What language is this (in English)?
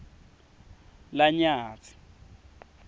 Swati